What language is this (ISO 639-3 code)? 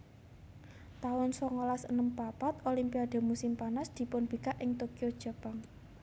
jav